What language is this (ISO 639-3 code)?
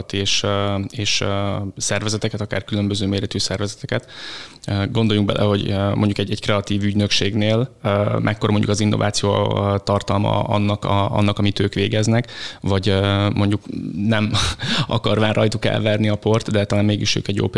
hun